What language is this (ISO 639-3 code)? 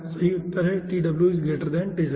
hin